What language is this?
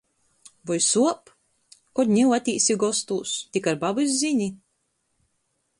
Latgalian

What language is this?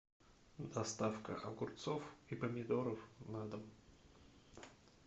Russian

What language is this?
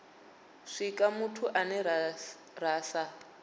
Venda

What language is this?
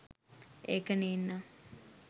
Sinhala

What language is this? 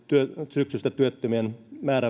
Finnish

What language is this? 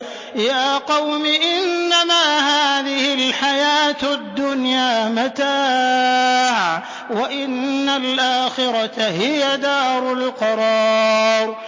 Arabic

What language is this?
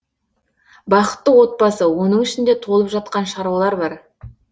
Kazakh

